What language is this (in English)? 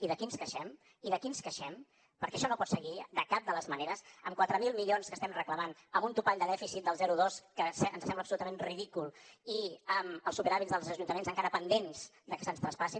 Catalan